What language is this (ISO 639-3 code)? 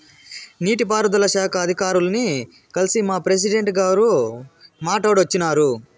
tel